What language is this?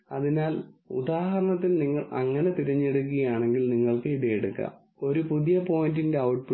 Malayalam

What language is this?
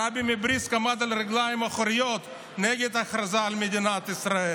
Hebrew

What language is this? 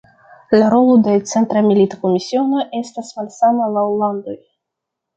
Esperanto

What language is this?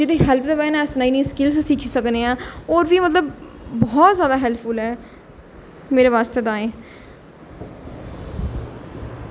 Dogri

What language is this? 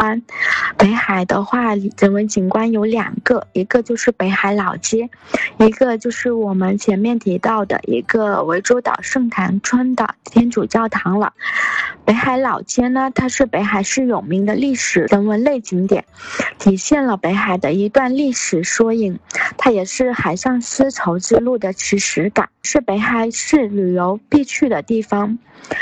Chinese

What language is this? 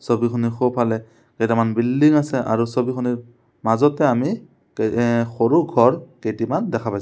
Assamese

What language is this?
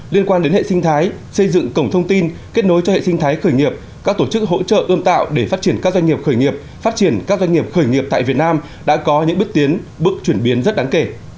Vietnamese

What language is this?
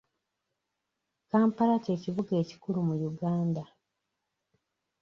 Ganda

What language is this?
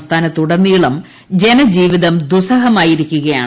Malayalam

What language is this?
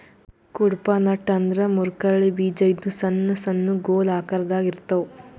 Kannada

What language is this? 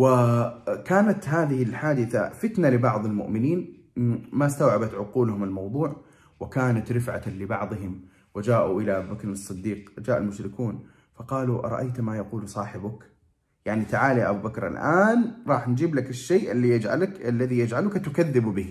Arabic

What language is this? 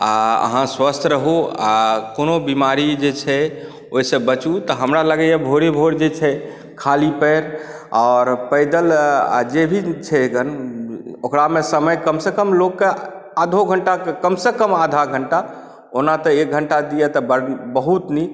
Maithili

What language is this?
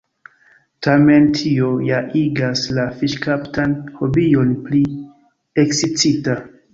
Esperanto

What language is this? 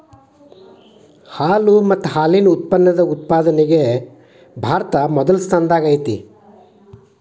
Kannada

